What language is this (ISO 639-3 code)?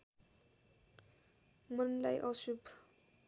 nep